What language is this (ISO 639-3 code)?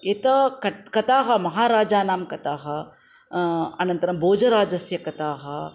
san